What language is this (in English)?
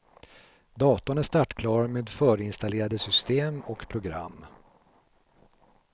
Swedish